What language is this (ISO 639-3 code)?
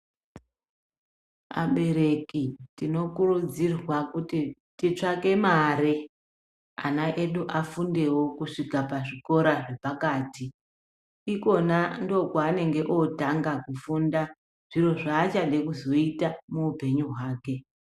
ndc